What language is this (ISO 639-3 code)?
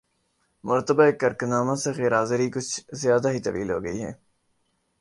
urd